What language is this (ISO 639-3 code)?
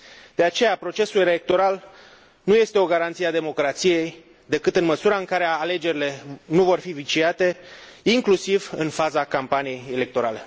ron